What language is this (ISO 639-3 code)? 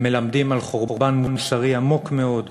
heb